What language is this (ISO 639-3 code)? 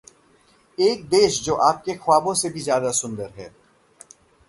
hin